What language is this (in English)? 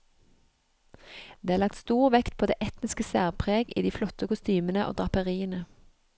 Norwegian